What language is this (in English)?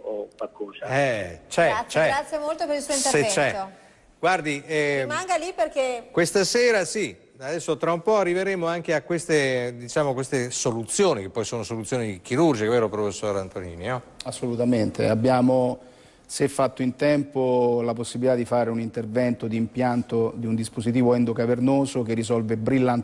Italian